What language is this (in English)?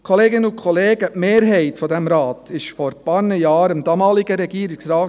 Swiss German